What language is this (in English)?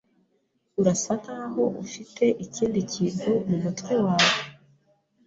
Kinyarwanda